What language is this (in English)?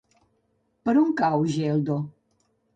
Catalan